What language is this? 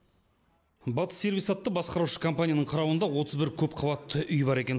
Kazakh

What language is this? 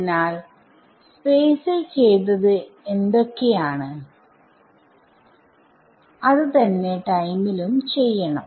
Malayalam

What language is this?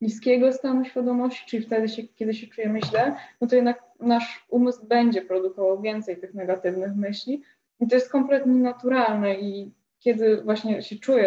Polish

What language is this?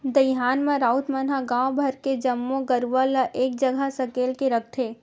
Chhattisgarhi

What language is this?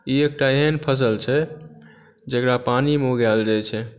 Maithili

